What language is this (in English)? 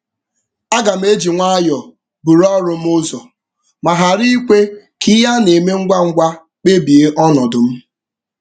Igbo